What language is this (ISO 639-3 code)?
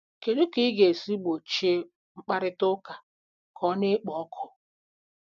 ibo